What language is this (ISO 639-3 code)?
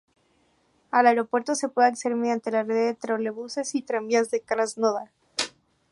spa